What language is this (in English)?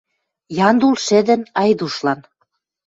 Western Mari